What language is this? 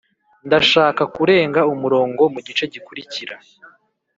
Kinyarwanda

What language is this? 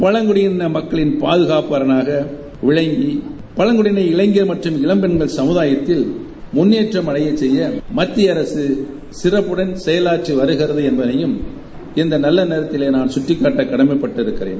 Tamil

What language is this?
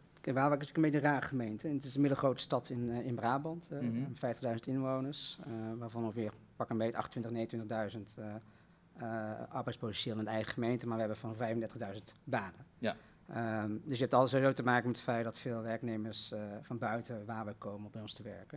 Dutch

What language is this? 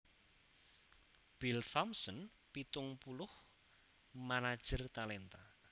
Javanese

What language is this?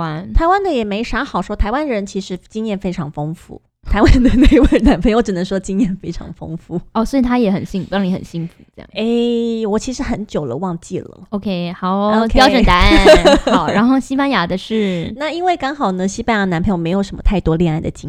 Chinese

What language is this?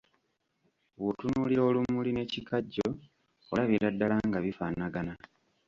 Ganda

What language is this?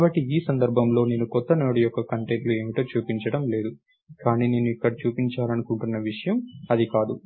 Telugu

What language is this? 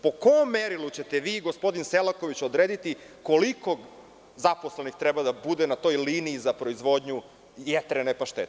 Serbian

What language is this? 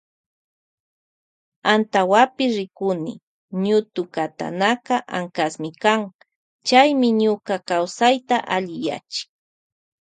Loja Highland Quichua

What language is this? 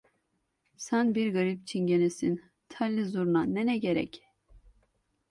Turkish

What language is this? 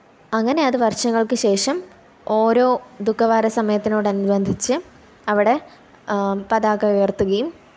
Malayalam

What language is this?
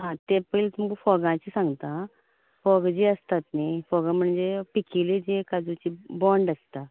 Konkani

